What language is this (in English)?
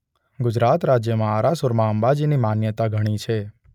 Gujarati